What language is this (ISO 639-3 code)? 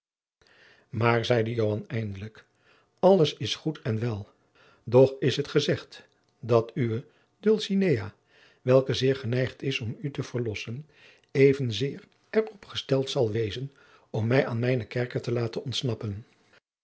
nld